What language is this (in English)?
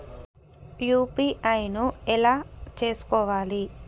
Telugu